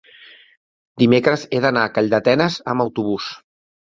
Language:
Catalan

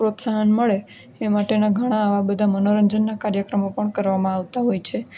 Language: Gujarati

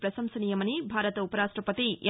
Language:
Telugu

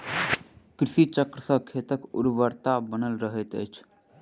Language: Maithili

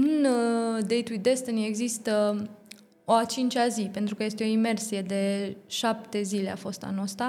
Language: Romanian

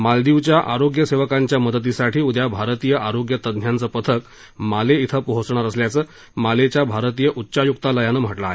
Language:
Marathi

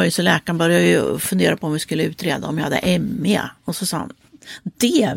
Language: Swedish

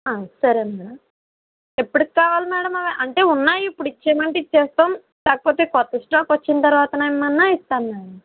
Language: Telugu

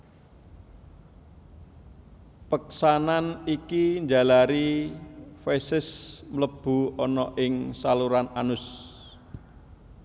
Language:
Javanese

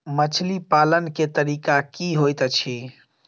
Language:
Maithili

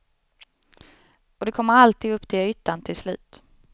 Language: Swedish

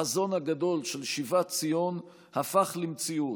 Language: Hebrew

